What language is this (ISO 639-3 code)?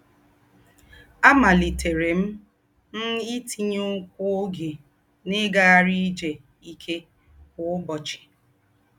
ibo